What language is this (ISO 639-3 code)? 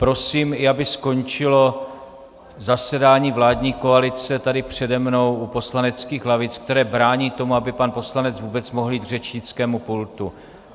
ces